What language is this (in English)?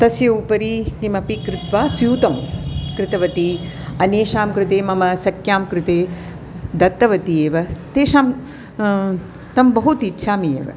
Sanskrit